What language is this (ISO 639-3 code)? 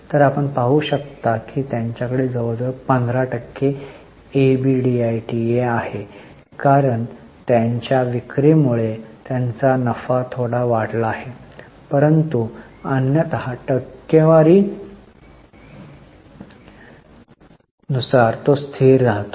mar